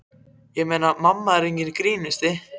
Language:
Icelandic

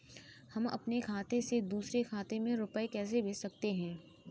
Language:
Hindi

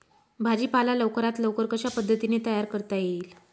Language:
Marathi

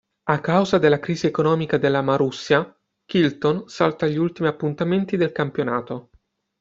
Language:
Italian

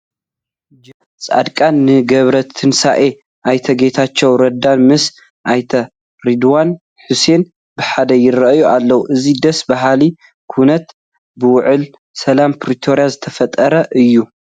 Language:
Tigrinya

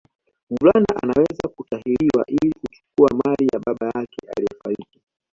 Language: Swahili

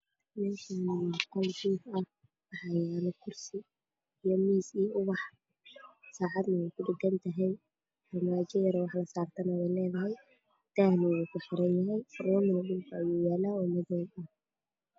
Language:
Somali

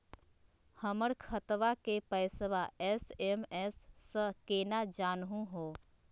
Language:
Magahi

